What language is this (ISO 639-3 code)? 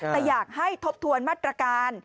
tha